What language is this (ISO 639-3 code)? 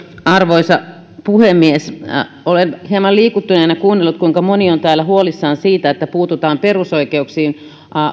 fin